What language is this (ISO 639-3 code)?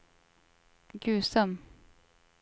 swe